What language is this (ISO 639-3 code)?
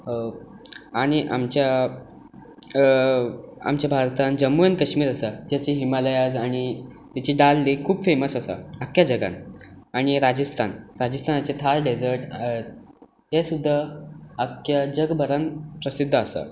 kok